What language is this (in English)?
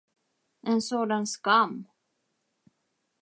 Swedish